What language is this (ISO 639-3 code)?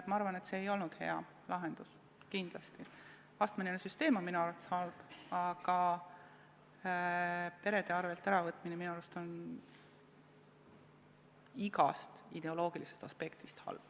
est